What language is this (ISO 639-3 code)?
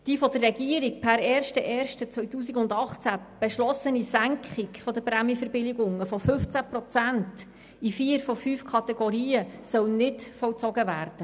gsw